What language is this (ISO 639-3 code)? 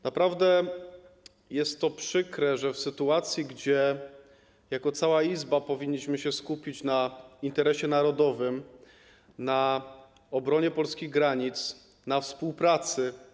pol